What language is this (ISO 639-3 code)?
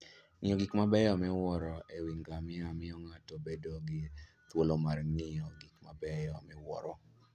luo